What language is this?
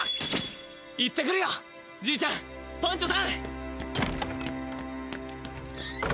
Japanese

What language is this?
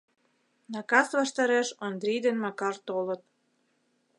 Mari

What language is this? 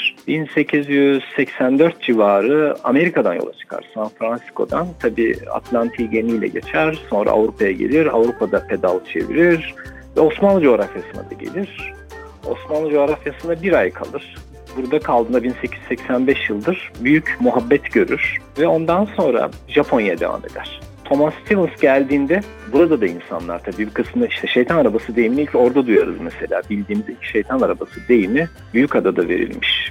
Turkish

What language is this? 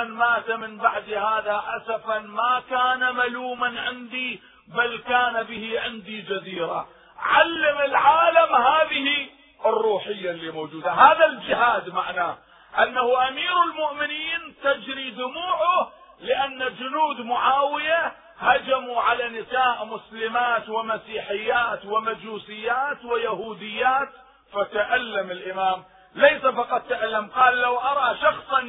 Arabic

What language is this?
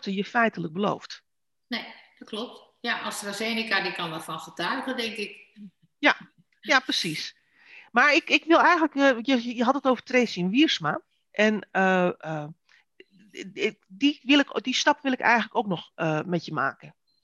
Dutch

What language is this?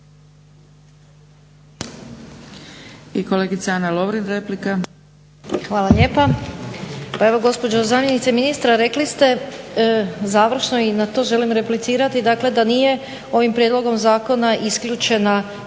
Croatian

